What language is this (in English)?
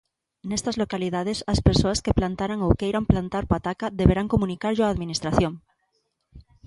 Galician